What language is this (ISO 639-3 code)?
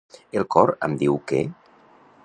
cat